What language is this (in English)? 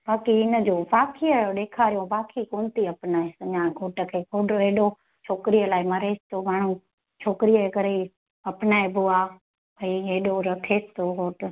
Sindhi